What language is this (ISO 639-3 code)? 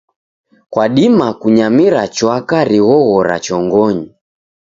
dav